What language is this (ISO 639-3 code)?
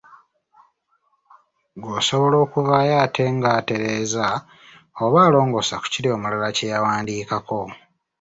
lug